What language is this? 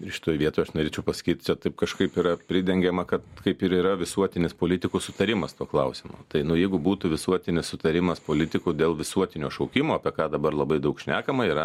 Lithuanian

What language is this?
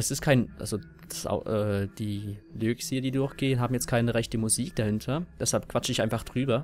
German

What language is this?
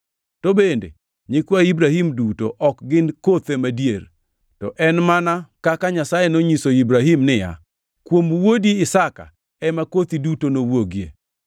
Luo (Kenya and Tanzania)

